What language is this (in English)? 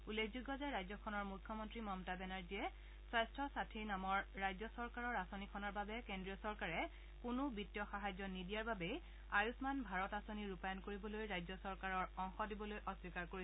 Assamese